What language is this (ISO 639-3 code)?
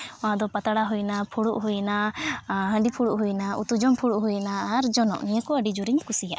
sat